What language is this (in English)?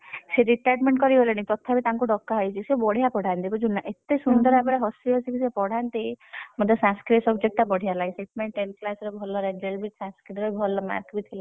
Odia